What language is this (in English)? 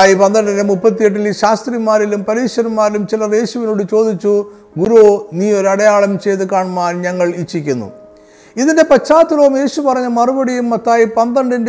Malayalam